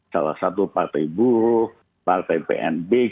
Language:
Indonesian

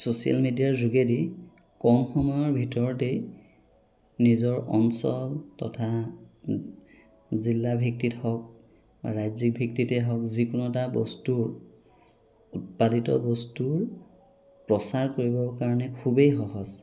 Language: Assamese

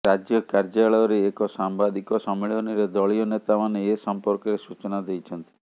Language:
Odia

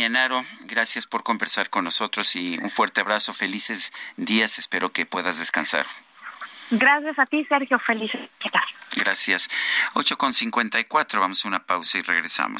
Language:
Spanish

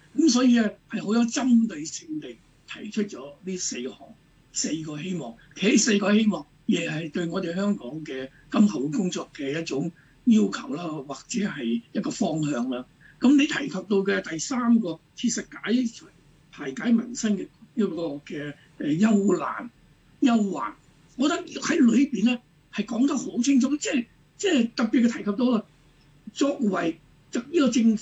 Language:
Chinese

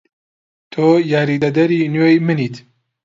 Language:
Central Kurdish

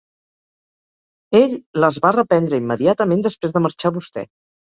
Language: Catalan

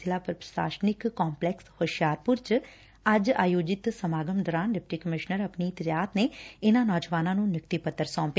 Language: Punjabi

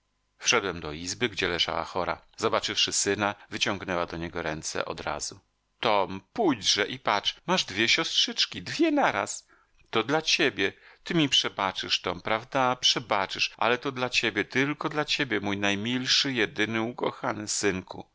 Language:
Polish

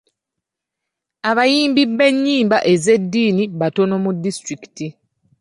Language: Ganda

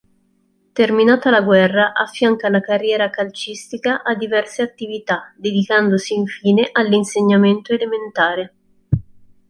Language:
Italian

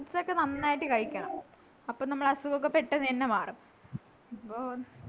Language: Malayalam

